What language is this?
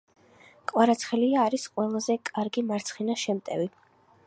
Georgian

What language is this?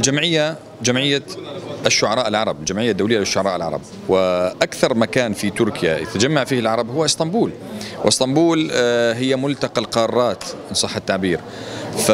Arabic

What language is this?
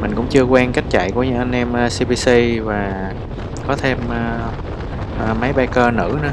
Vietnamese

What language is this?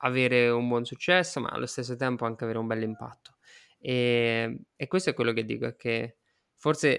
Italian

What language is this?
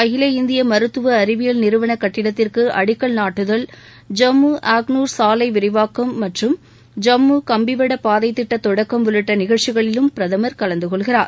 Tamil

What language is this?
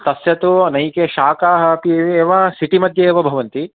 Sanskrit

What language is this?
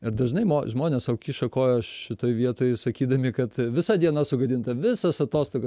Lithuanian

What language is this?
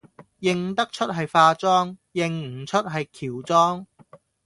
Cantonese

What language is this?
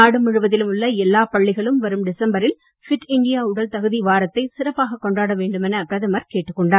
Tamil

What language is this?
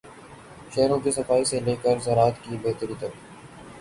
Urdu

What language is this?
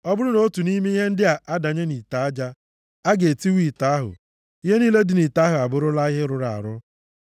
Igbo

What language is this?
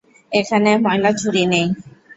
Bangla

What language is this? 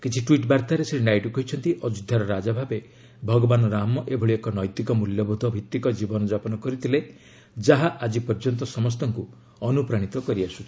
Odia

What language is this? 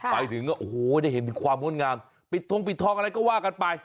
Thai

